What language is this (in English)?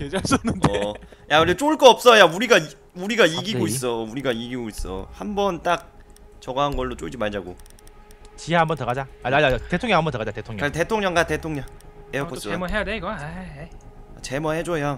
Korean